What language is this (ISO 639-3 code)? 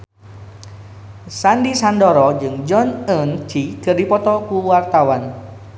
sun